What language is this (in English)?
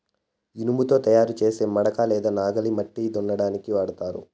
Telugu